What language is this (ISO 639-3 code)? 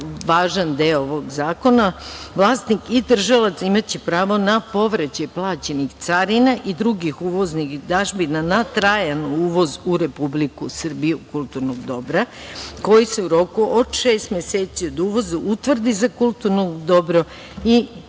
srp